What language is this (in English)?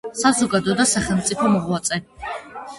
Georgian